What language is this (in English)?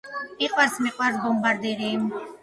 Georgian